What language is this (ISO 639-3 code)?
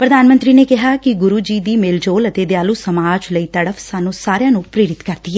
pan